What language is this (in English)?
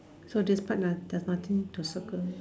English